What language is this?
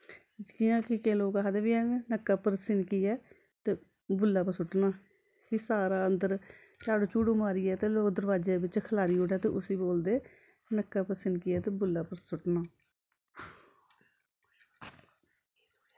Dogri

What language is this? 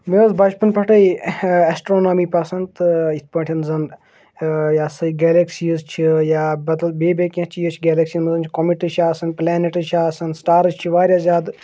Kashmiri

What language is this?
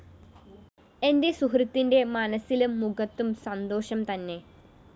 Malayalam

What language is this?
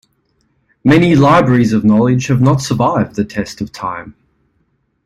English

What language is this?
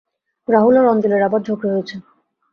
Bangla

